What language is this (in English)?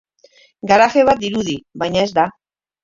Basque